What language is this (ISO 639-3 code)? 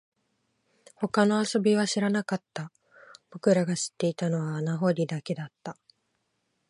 jpn